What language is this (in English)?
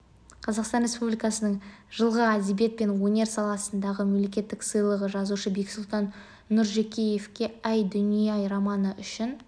Kazakh